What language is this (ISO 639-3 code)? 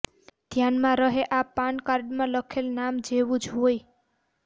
guj